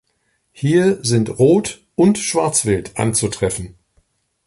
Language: German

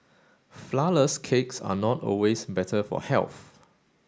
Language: English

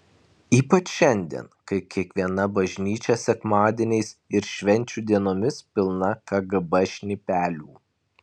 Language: Lithuanian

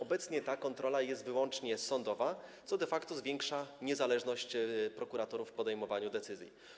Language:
Polish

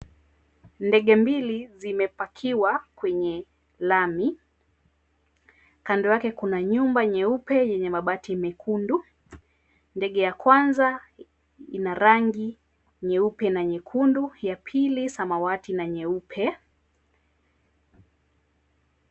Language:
Swahili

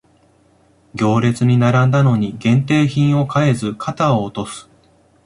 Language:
Japanese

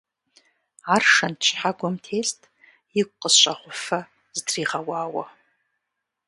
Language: Kabardian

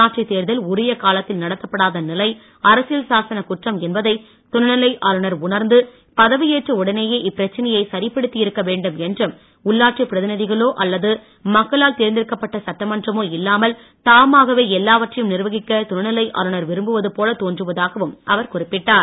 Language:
Tamil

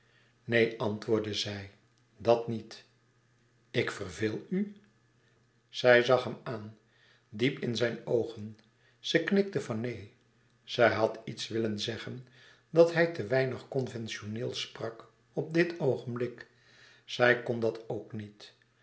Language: Dutch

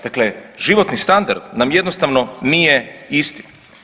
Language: Croatian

